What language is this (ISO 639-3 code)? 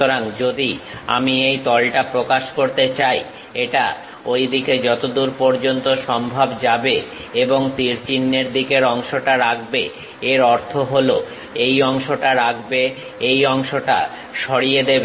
ben